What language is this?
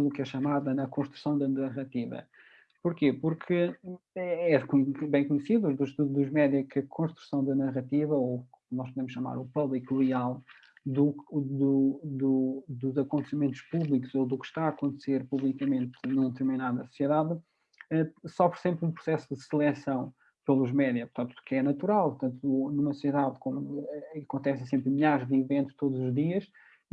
Portuguese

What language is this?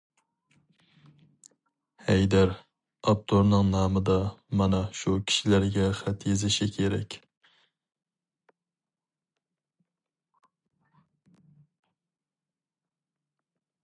Uyghur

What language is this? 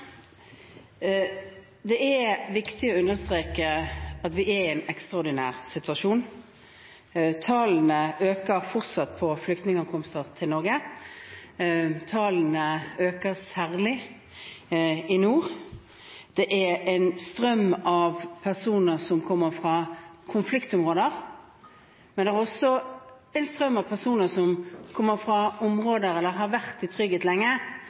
Norwegian Bokmål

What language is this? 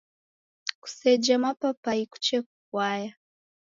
Taita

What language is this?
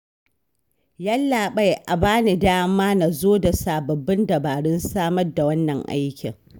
Hausa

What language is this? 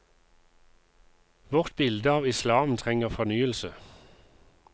Norwegian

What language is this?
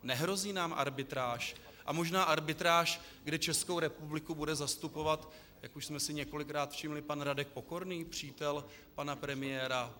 Czech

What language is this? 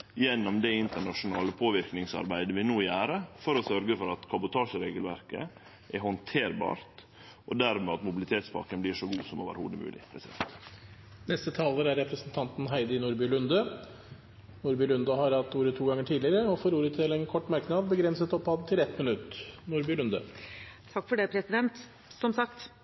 Norwegian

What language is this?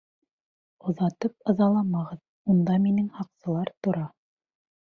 Bashkir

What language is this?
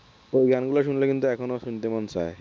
Bangla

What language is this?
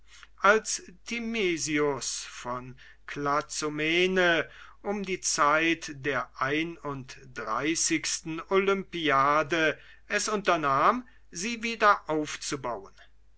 German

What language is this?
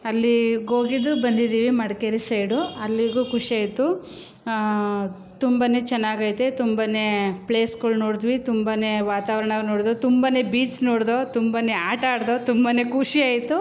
Kannada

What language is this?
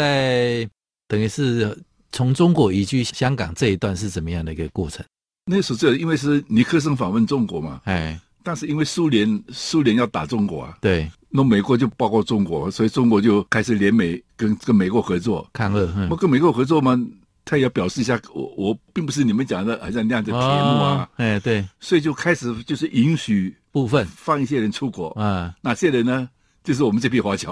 Chinese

